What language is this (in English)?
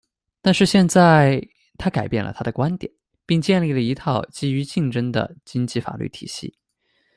Chinese